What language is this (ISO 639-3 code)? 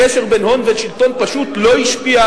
heb